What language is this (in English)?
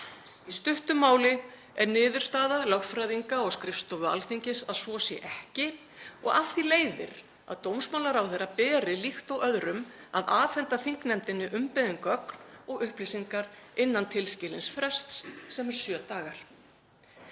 Icelandic